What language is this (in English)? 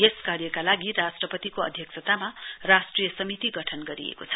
Nepali